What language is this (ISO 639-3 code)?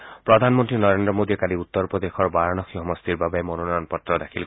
asm